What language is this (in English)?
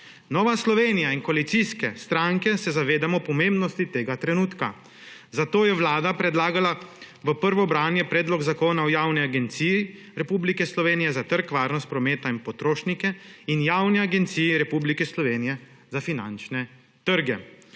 Slovenian